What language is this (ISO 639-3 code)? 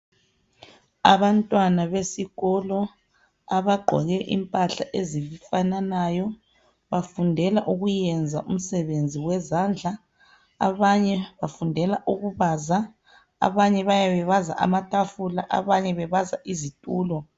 nde